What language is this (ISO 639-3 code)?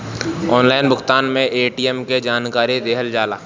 bho